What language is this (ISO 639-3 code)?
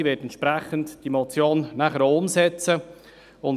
gsw